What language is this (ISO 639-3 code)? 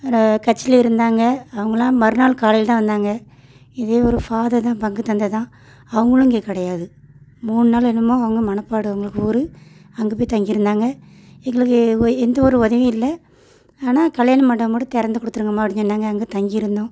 tam